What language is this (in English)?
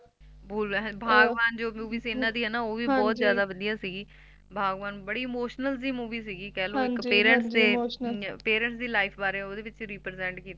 Punjabi